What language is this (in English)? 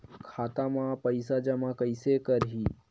Chhattisgarhi